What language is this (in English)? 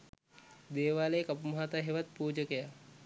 Sinhala